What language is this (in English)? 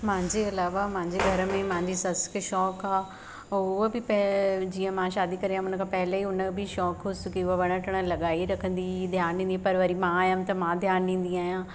Sindhi